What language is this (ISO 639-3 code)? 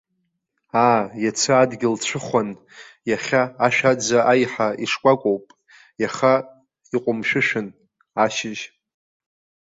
abk